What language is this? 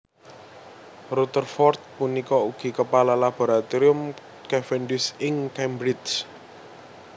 Javanese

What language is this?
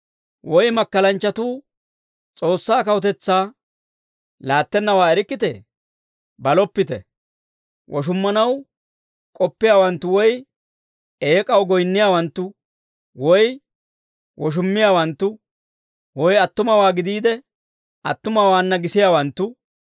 Dawro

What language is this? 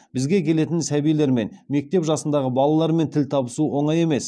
Kazakh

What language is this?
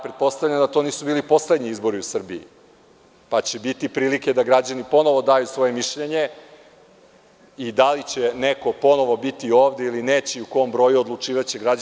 Serbian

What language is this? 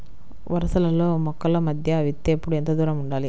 Telugu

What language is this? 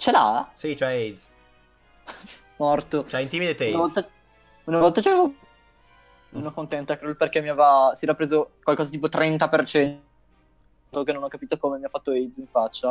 Italian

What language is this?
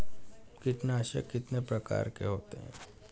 Hindi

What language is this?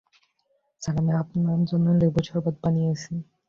Bangla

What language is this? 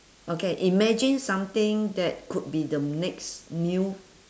English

